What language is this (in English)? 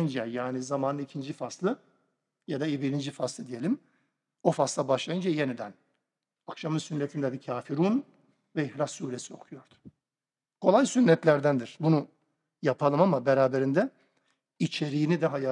Turkish